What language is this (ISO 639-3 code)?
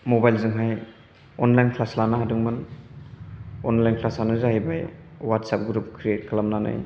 brx